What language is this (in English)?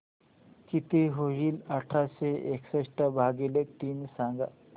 Marathi